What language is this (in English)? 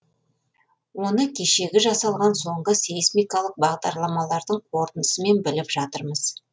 Kazakh